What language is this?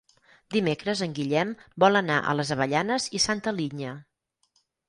Catalan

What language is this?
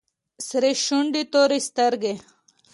Pashto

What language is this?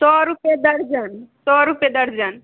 Maithili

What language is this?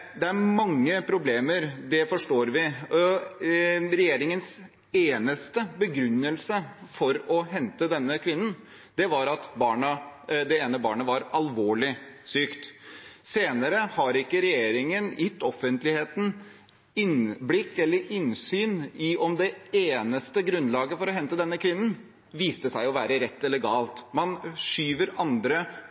Norwegian Bokmål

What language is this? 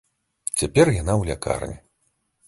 Belarusian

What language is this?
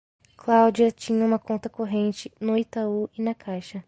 Portuguese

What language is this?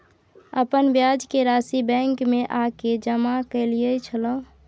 Maithili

